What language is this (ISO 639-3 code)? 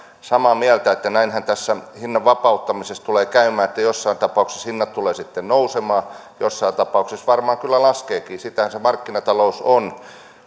fin